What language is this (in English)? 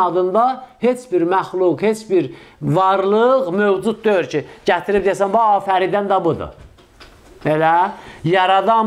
Turkish